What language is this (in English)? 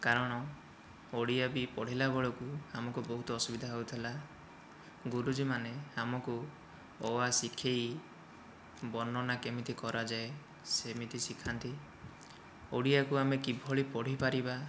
Odia